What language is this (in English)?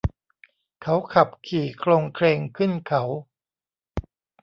Thai